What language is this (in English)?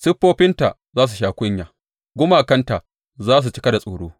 Hausa